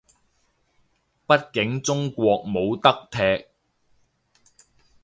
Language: Cantonese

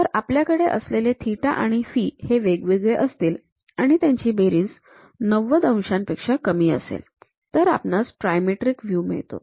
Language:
Marathi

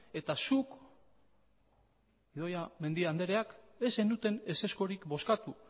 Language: Basque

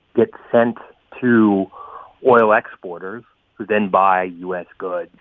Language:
English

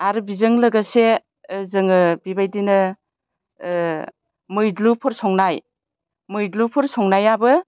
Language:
Bodo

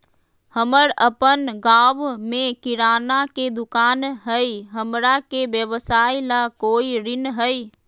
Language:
Magahi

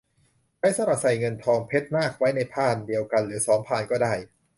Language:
Thai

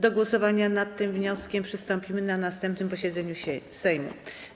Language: Polish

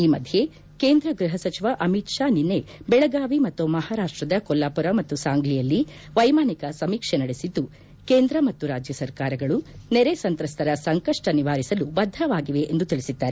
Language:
Kannada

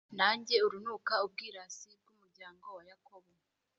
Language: Kinyarwanda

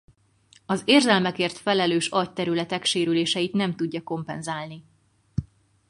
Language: Hungarian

